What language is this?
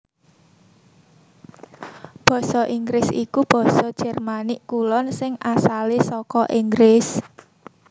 Javanese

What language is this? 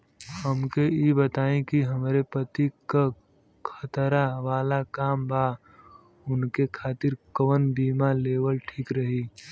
Bhojpuri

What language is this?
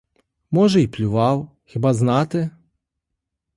Ukrainian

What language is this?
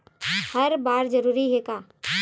Chhattisgarhi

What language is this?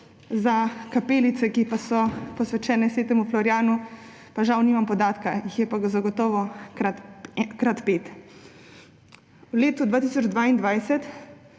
Slovenian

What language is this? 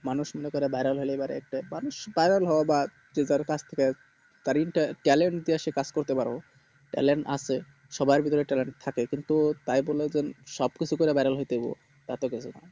Bangla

